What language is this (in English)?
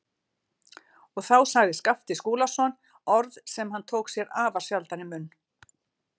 Icelandic